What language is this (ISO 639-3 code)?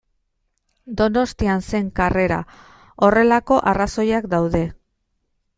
eus